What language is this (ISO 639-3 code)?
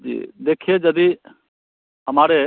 hin